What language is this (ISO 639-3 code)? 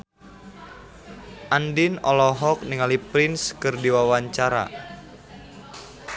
sun